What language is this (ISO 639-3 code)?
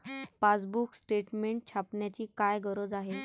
mar